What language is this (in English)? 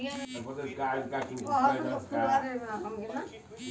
Bhojpuri